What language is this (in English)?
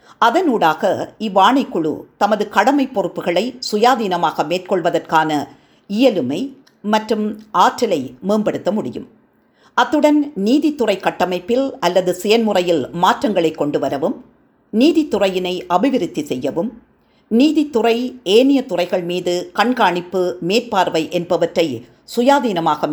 Tamil